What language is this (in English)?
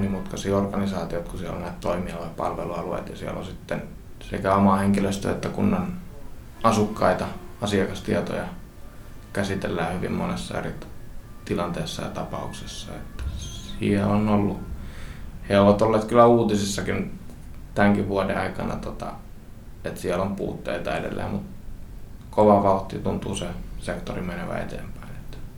Finnish